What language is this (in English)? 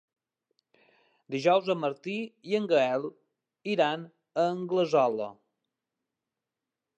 Catalan